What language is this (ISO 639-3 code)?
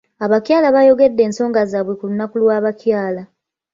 lug